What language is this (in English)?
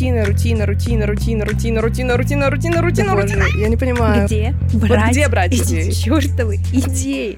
Russian